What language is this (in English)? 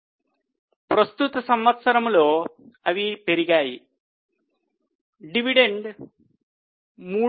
Telugu